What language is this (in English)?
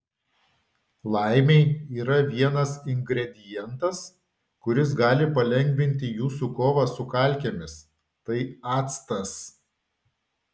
Lithuanian